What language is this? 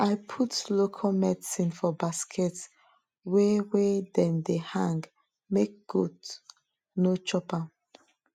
Nigerian Pidgin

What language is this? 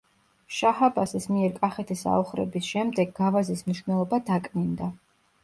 Georgian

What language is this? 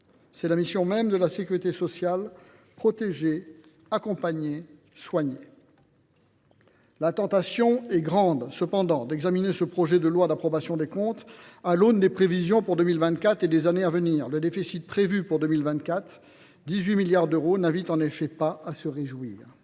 French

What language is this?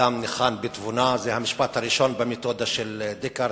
Hebrew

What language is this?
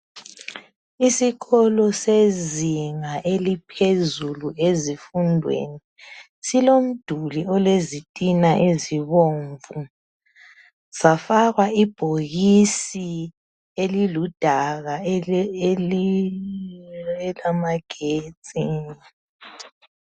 North Ndebele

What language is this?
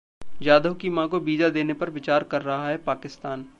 Hindi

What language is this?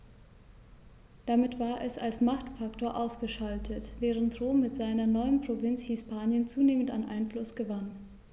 German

